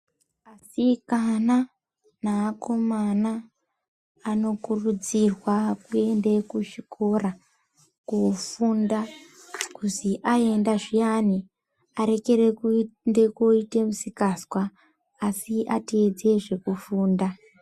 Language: Ndau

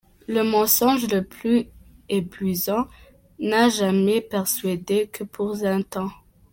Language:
Kinyarwanda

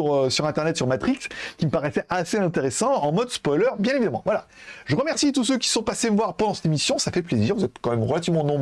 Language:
French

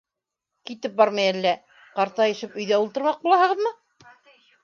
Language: Bashkir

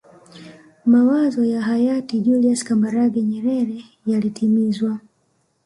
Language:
Swahili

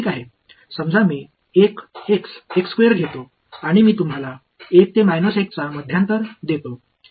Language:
Marathi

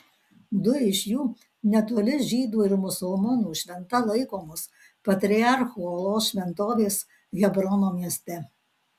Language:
Lithuanian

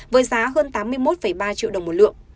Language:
Vietnamese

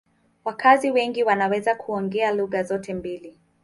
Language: Swahili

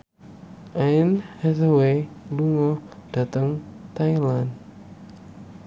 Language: Javanese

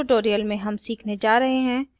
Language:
Hindi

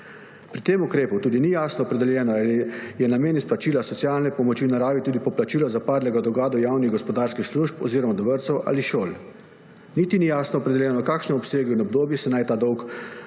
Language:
Slovenian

